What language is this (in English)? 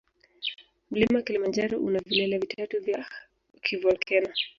Swahili